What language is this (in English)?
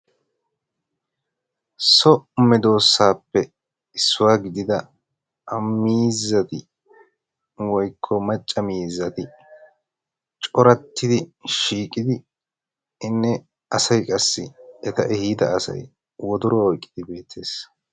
Wolaytta